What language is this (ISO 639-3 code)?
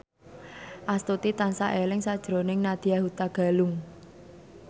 jav